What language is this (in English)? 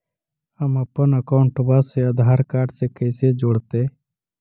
Magahi